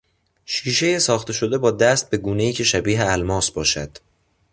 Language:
Persian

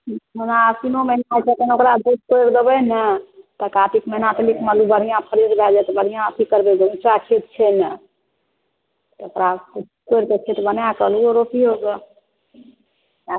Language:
Maithili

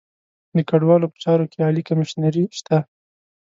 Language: Pashto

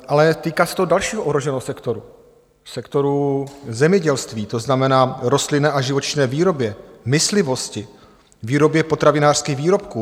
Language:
Czech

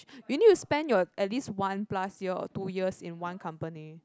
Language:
English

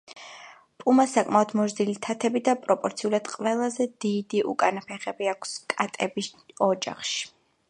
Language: Georgian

